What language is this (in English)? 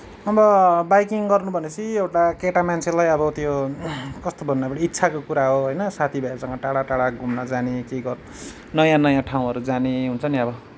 Nepali